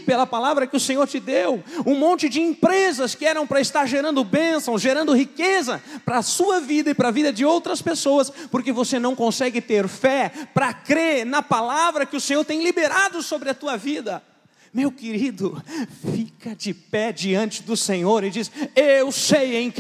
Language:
Portuguese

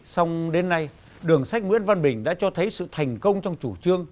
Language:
Vietnamese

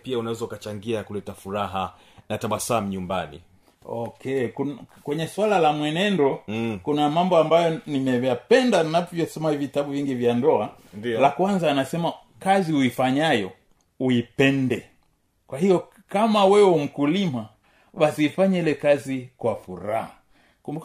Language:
Swahili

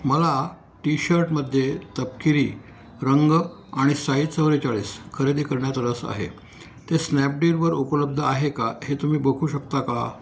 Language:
Marathi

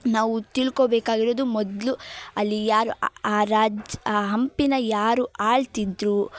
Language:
Kannada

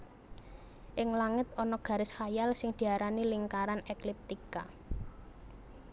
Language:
Javanese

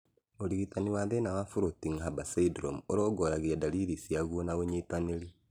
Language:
Kikuyu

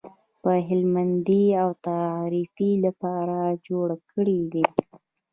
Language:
Pashto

